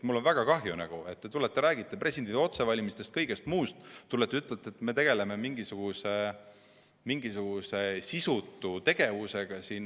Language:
Estonian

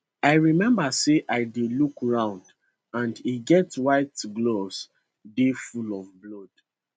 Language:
Nigerian Pidgin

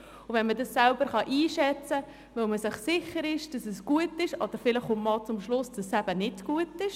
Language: Swiss German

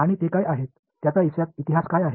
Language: Marathi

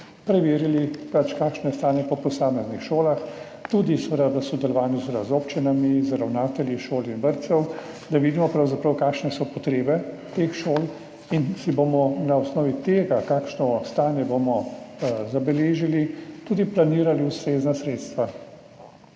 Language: Slovenian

